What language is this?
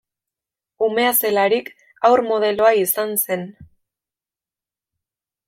Basque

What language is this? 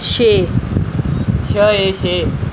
Dogri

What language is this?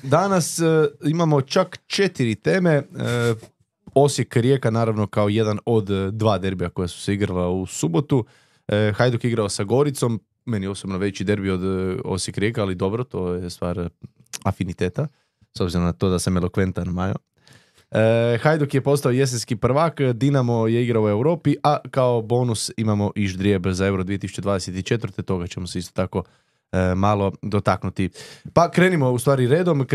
Croatian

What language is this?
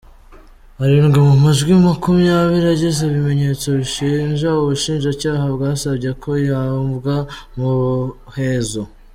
Kinyarwanda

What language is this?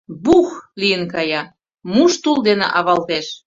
Mari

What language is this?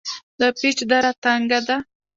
Pashto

